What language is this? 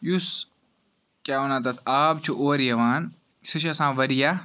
Kashmiri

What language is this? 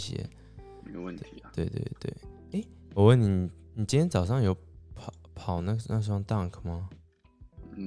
Chinese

